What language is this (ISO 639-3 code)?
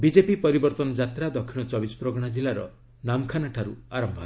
ori